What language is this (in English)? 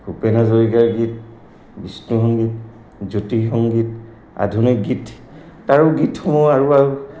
Assamese